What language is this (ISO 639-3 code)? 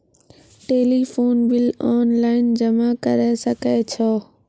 mai